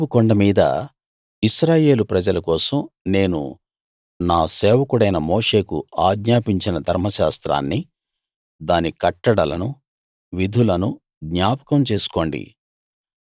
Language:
Telugu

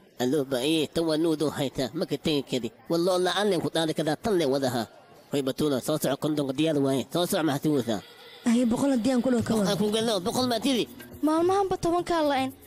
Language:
Arabic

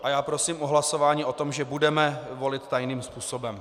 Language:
Czech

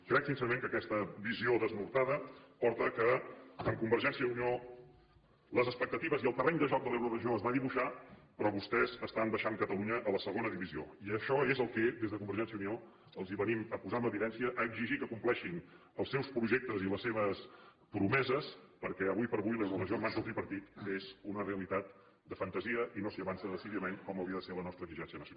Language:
Catalan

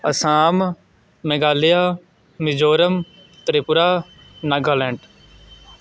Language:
Punjabi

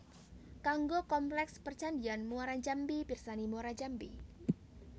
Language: Javanese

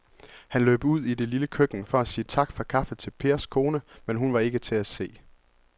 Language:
Danish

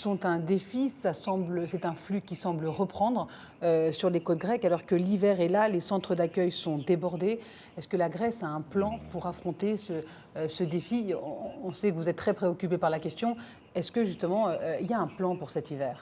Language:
Greek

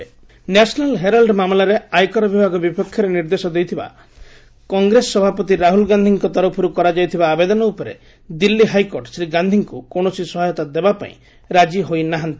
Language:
Odia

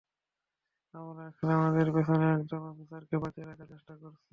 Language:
Bangla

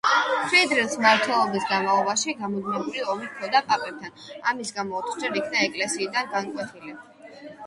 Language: Georgian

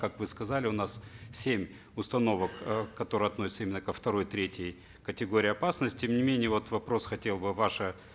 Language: Kazakh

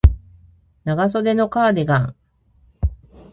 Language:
Japanese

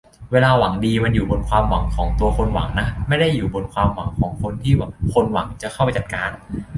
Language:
Thai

